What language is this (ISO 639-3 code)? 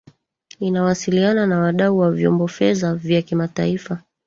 swa